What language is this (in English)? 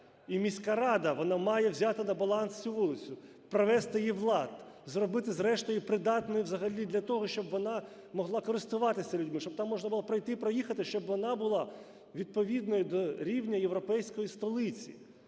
Ukrainian